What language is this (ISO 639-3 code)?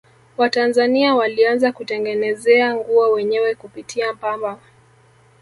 swa